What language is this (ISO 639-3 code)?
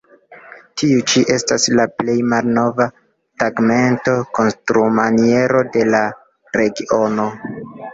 epo